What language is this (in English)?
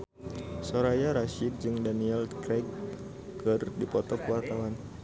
Sundanese